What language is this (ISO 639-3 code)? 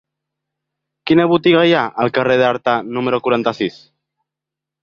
cat